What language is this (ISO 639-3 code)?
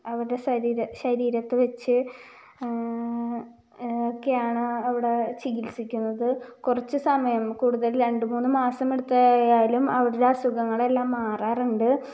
mal